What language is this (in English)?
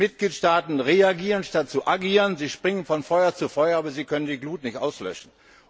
German